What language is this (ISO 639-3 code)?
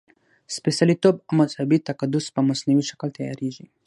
pus